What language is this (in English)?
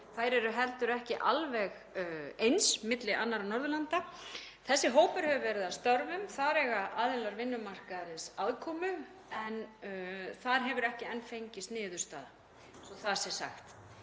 Icelandic